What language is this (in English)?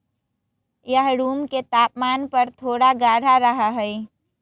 Magahi